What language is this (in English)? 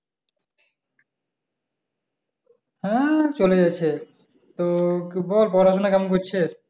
Bangla